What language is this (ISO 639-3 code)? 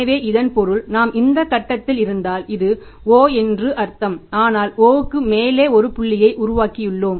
tam